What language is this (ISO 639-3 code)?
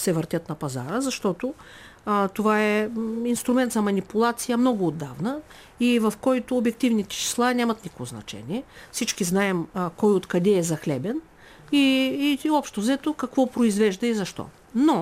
bul